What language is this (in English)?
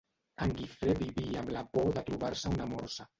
Catalan